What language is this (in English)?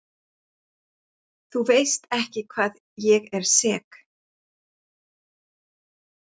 Icelandic